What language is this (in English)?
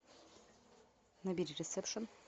Russian